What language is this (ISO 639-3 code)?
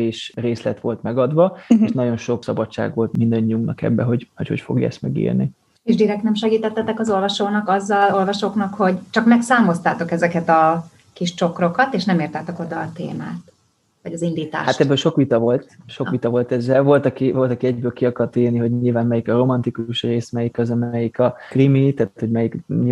hun